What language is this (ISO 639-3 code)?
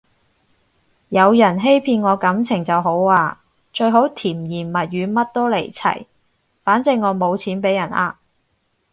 yue